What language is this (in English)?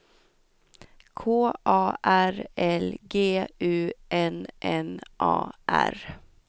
Swedish